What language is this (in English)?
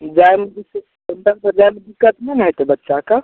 Maithili